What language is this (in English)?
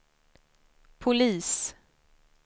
Swedish